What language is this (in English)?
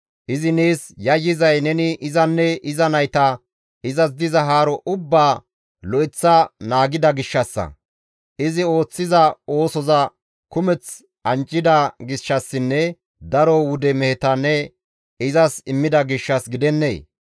Gamo